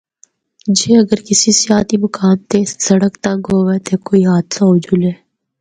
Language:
Northern Hindko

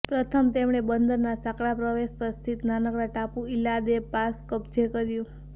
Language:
Gujarati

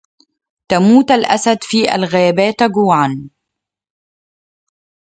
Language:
Arabic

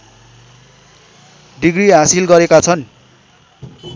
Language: Nepali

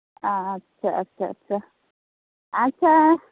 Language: Santali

